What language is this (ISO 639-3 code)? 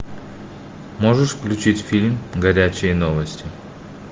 rus